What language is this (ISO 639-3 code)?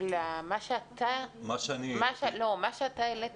heb